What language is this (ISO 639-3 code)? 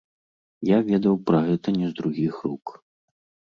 bel